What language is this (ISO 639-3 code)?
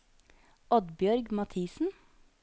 nor